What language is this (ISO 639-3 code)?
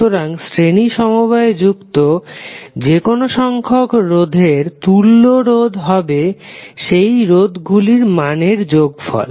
ben